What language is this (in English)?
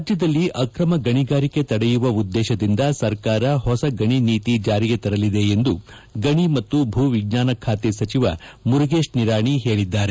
Kannada